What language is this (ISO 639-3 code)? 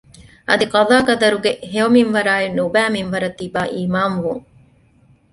div